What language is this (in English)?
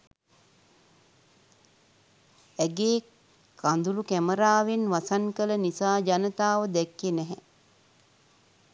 Sinhala